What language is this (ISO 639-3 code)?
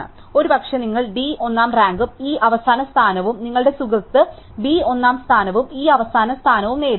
mal